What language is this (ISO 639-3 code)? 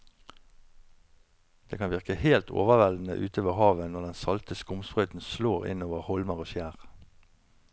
nor